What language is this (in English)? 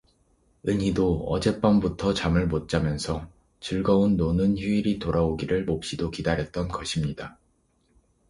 Korean